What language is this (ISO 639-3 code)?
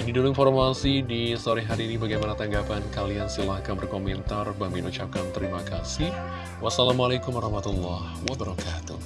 ind